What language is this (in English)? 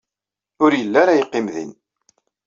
Kabyle